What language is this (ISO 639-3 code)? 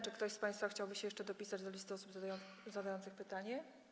pol